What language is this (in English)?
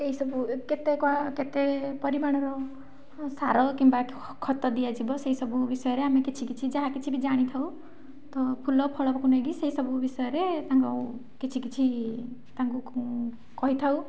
Odia